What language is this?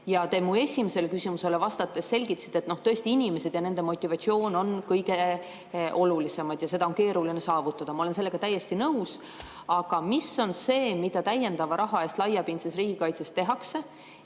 Estonian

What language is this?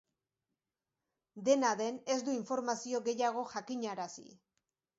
Basque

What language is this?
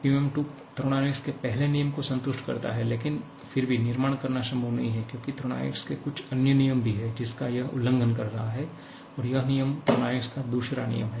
Hindi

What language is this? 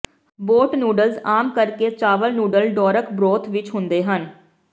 Punjabi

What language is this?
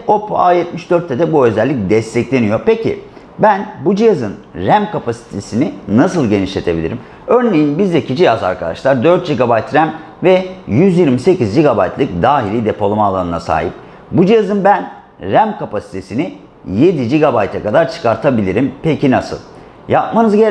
Turkish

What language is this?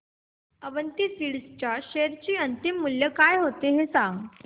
Marathi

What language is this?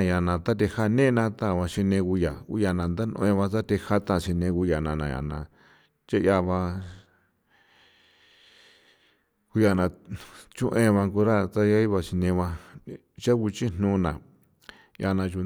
San Felipe Otlaltepec Popoloca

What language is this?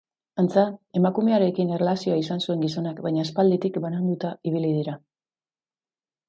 Basque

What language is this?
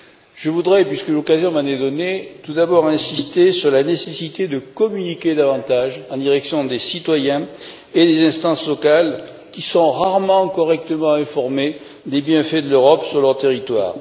French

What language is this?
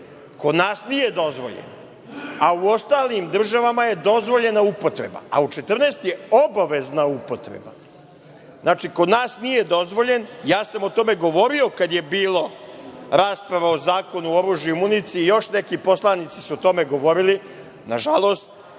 Serbian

